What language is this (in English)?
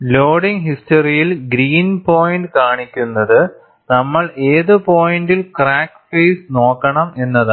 Malayalam